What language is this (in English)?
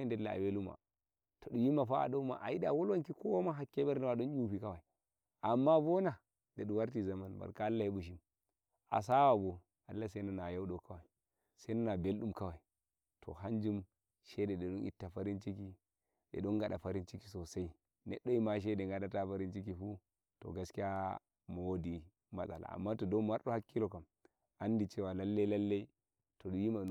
Nigerian Fulfulde